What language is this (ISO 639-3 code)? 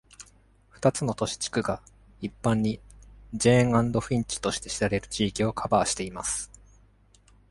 jpn